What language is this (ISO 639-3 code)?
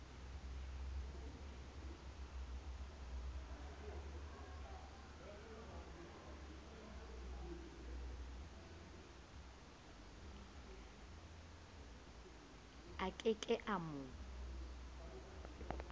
sot